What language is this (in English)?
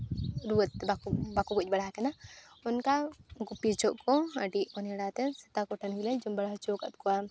Santali